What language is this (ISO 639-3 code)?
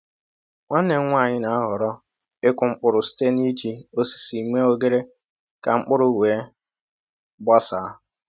ibo